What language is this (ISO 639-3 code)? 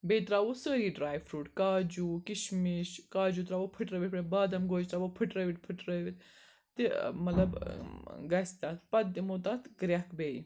kas